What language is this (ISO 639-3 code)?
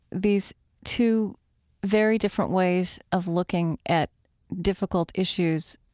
eng